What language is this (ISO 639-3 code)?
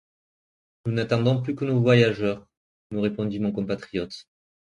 fra